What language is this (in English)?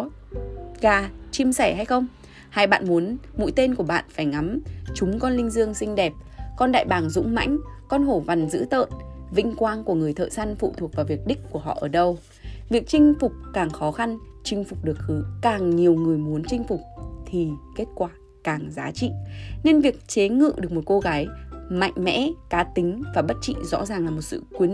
Vietnamese